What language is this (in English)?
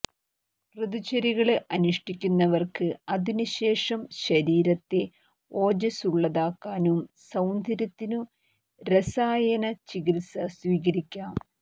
Malayalam